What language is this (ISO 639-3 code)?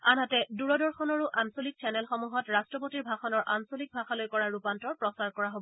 asm